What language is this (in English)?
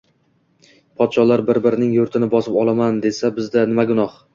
Uzbek